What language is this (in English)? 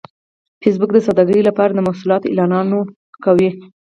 Pashto